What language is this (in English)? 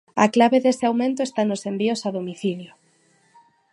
Galician